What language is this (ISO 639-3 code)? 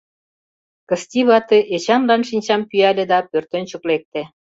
chm